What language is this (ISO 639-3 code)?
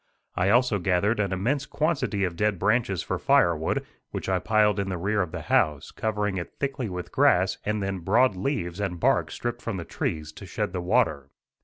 eng